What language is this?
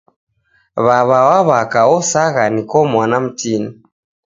Taita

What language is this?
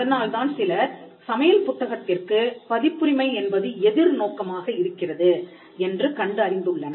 Tamil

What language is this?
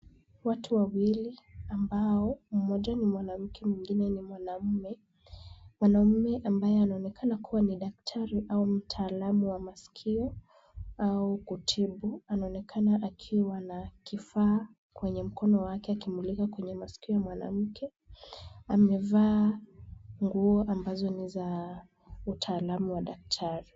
Swahili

